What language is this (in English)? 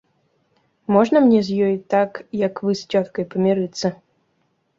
Belarusian